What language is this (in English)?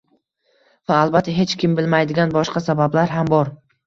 Uzbek